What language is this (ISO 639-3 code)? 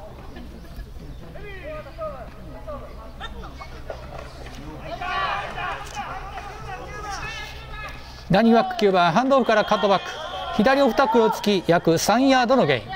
jpn